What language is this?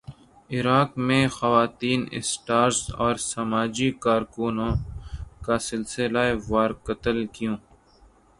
Urdu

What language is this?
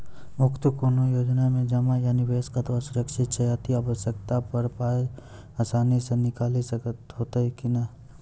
Maithili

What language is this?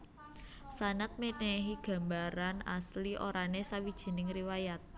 Javanese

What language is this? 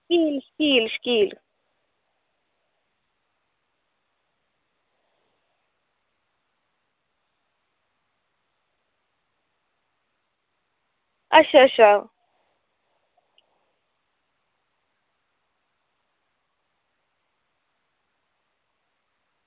Dogri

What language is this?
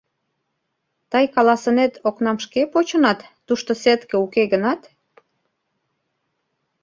Mari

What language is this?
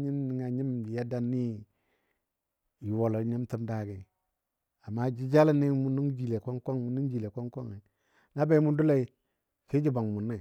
Dadiya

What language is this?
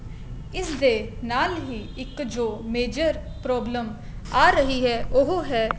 Punjabi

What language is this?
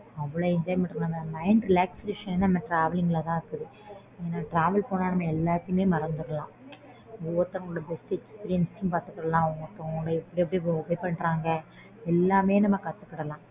Tamil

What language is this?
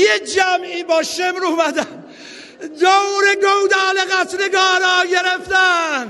Persian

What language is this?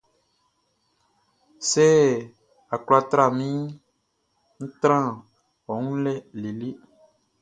Baoulé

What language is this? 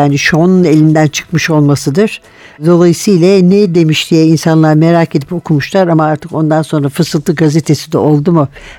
Turkish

